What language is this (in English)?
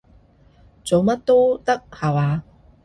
Cantonese